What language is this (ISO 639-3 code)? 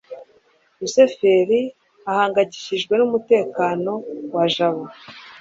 kin